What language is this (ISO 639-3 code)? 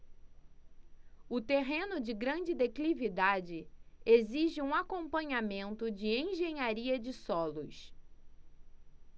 por